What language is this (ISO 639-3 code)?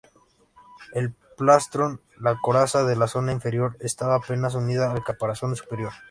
spa